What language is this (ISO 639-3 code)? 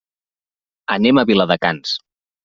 cat